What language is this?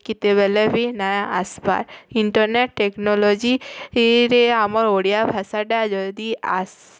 Odia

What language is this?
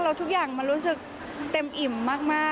Thai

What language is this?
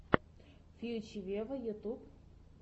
Russian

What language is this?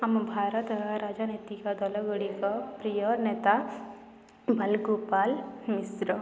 Odia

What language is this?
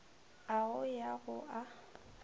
Northern Sotho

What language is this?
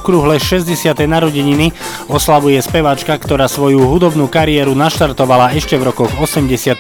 Slovak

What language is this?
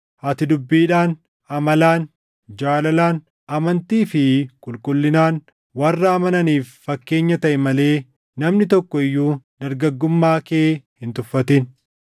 Oromo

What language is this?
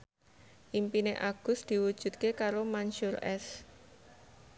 Javanese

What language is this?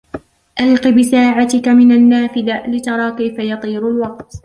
Arabic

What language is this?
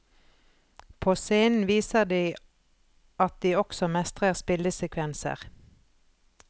Norwegian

